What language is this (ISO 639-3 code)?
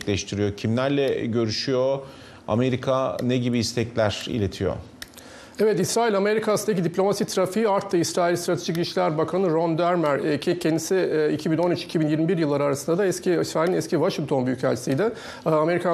tur